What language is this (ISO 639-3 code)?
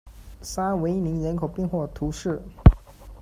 zho